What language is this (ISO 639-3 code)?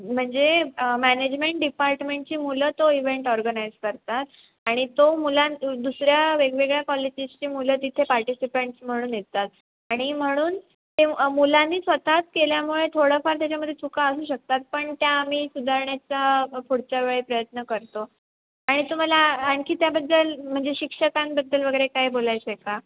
mar